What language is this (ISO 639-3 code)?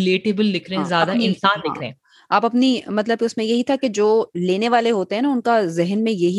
urd